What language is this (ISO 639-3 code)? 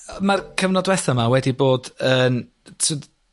cym